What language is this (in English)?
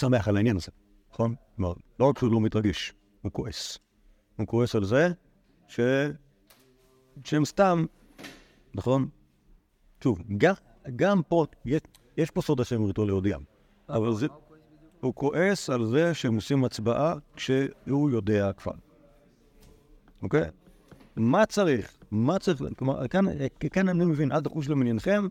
Hebrew